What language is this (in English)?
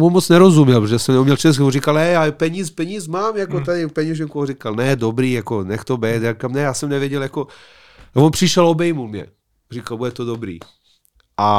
Czech